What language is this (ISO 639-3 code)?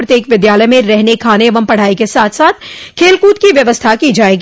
hin